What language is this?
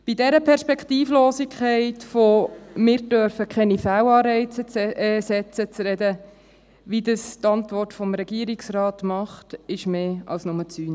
Swiss German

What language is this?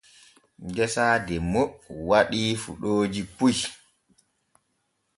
Borgu Fulfulde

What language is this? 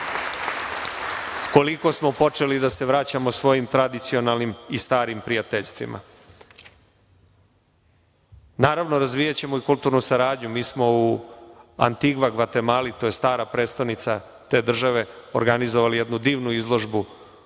Serbian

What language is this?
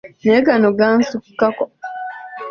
Ganda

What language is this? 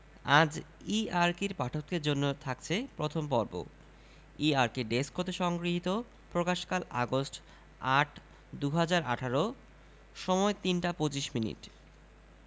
Bangla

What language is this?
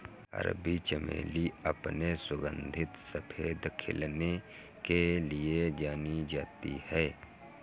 Hindi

